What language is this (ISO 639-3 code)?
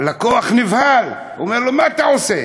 heb